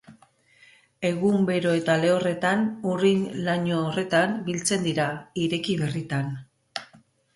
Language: Basque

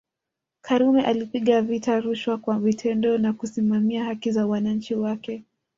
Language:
Swahili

